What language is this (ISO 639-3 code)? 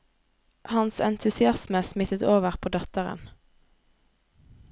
nor